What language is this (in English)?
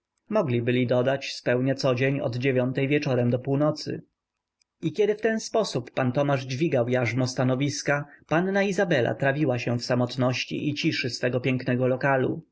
Polish